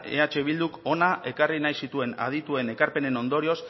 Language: Basque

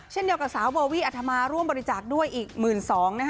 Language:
Thai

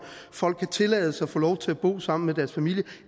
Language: Danish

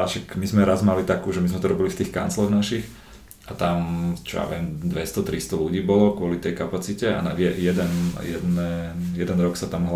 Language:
Slovak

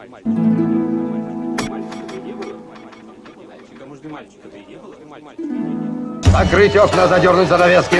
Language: Russian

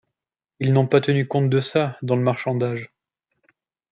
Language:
French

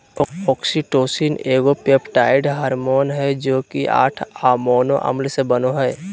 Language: Magahi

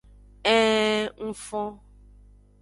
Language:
Aja (Benin)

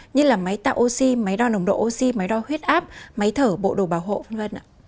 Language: Vietnamese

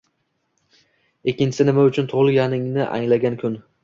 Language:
Uzbek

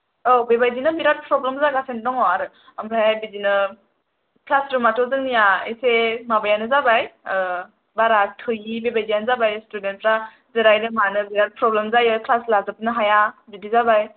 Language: Bodo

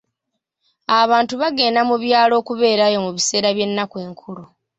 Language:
Ganda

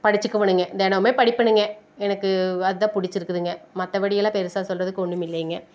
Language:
Tamil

